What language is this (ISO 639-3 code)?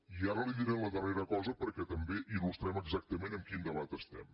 cat